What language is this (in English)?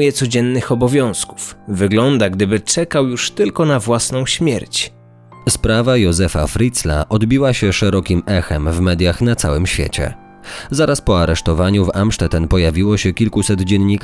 Polish